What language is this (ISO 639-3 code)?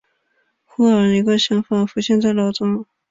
zho